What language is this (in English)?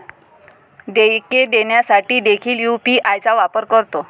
Marathi